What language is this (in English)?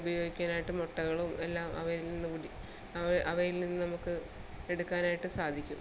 Malayalam